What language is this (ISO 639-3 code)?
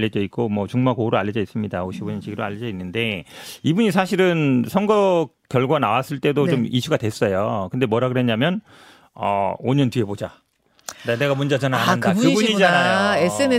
kor